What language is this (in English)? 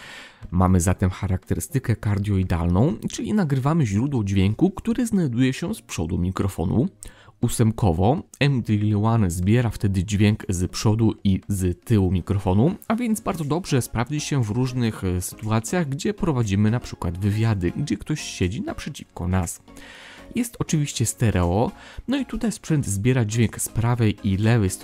Polish